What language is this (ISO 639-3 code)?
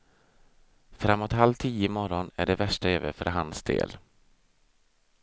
swe